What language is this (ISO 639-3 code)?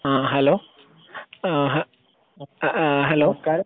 mal